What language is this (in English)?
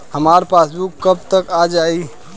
Bhojpuri